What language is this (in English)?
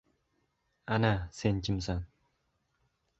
Uzbek